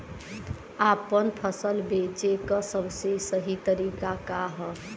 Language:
Bhojpuri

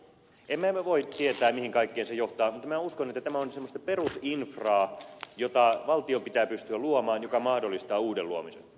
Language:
Finnish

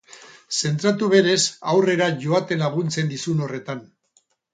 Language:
Basque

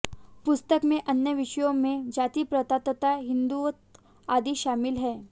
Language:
Hindi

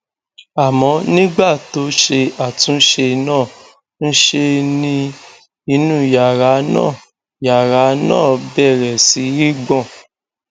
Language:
Yoruba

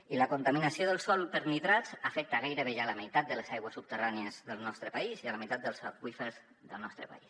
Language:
Catalan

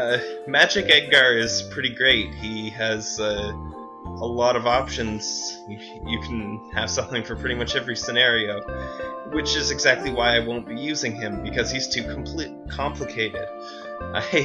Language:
English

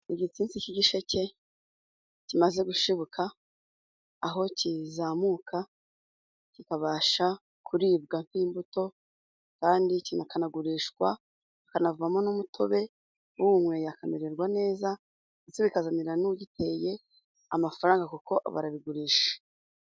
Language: Kinyarwanda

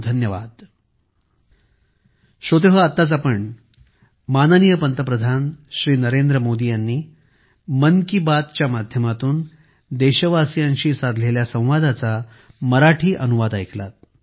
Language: Marathi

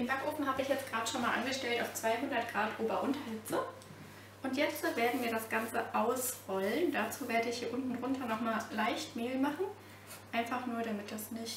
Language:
German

